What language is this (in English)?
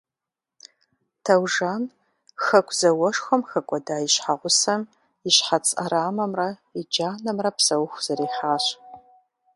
Kabardian